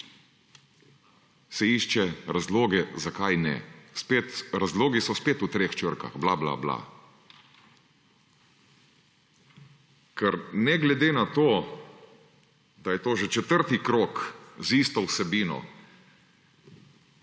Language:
Slovenian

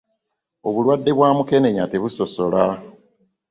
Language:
Ganda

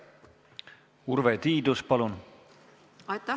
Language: Estonian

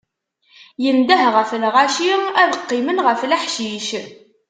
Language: Kabyle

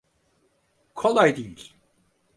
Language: Turkish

